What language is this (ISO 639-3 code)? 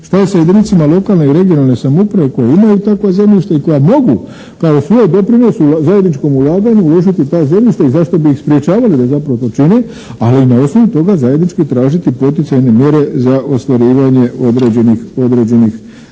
hrv